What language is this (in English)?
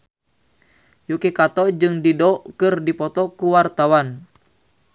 Sundanese